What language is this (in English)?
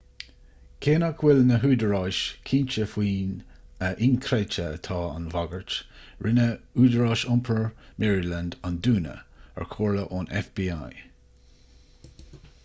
Irish